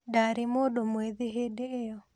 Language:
Kikuyu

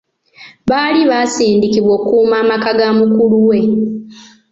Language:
Ganda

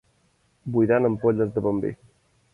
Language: Catalan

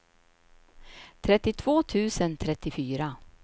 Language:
Swedish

